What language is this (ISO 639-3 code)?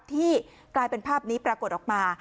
tha